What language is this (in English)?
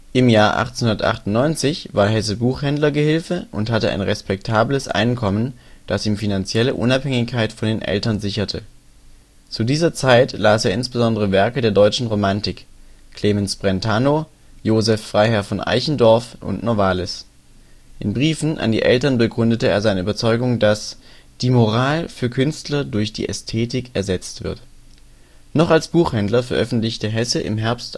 German